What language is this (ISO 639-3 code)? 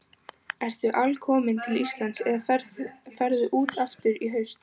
isl